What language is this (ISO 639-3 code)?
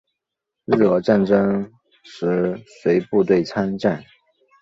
zho